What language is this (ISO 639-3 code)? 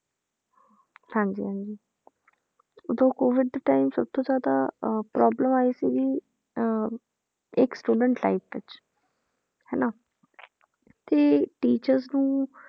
pan